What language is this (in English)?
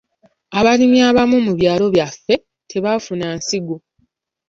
Ganda